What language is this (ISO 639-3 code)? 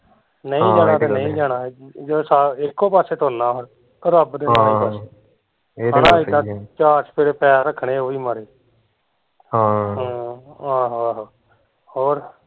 pan